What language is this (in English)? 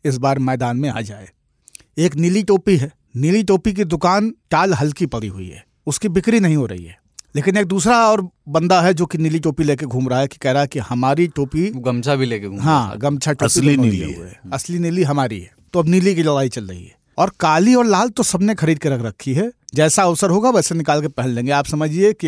Hindi